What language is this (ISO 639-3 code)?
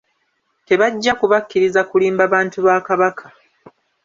lug